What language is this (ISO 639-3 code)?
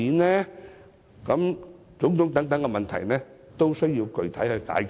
yue